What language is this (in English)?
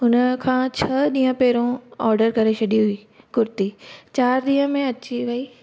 Sindhi